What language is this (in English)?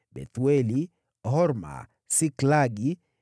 Swahili